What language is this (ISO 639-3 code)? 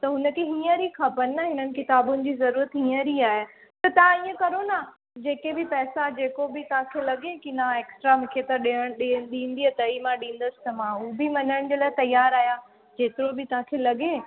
snd